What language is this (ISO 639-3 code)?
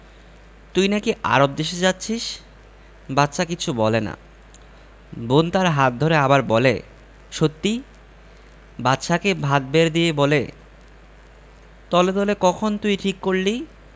ben